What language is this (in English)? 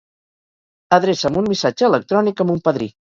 Catalan